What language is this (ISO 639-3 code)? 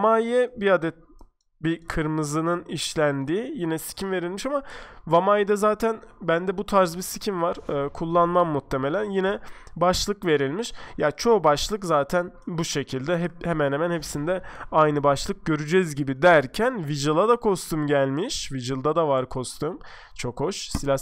tur